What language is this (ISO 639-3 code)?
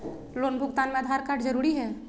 mag